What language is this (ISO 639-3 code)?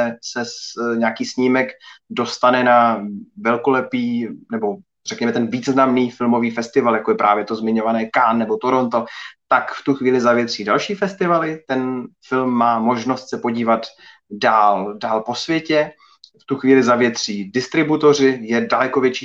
ces